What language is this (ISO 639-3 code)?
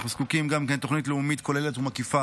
heb